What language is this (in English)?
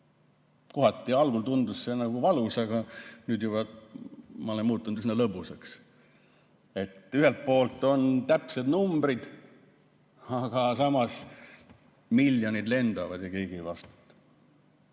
Estonian